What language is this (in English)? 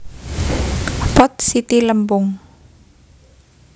Javanese